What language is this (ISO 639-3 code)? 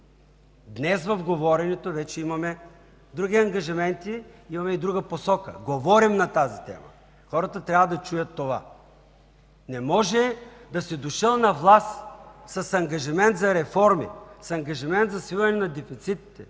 bul